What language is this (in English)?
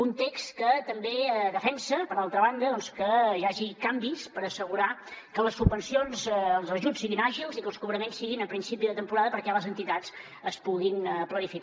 Catalan